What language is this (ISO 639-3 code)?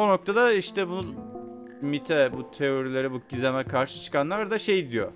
tur